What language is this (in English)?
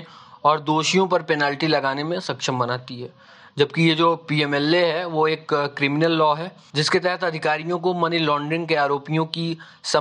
Hindi